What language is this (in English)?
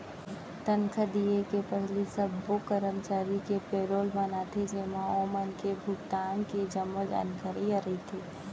Chhattisgarhi